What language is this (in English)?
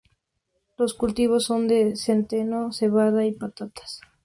Spanish